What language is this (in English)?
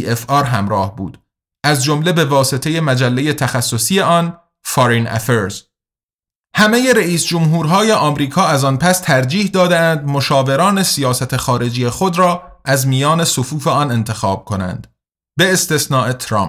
Persian